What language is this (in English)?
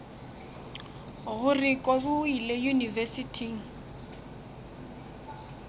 Northern Sotho